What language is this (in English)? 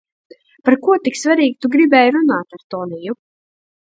Latvian